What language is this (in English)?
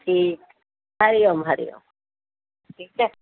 Sindhi